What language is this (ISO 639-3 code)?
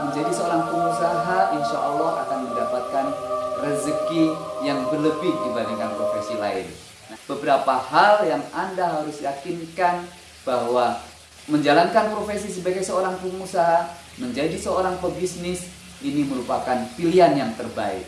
ind